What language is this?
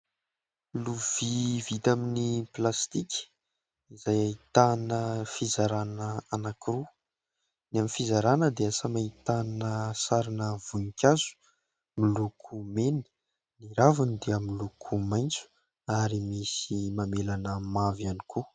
Malagasy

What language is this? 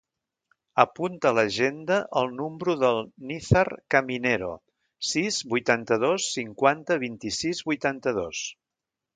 Catalan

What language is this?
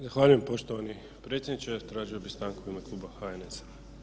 Croatian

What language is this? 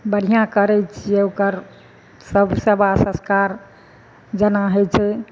Maithili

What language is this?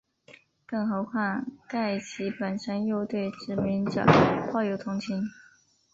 Chinese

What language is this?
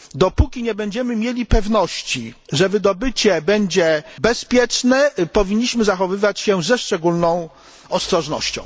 Polish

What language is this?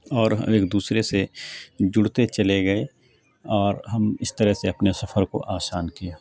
Urdu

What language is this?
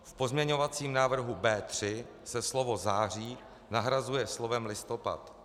Czech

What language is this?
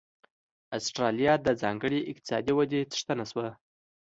Pashto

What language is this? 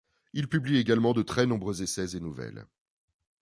French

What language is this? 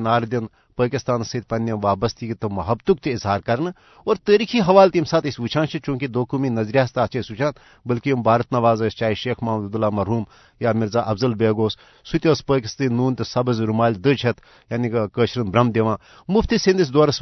Urdu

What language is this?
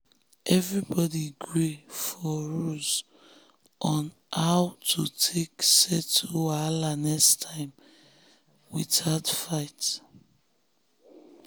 Nigerian Pidgin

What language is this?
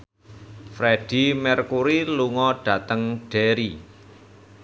Javanese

